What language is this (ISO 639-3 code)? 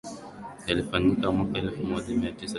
swa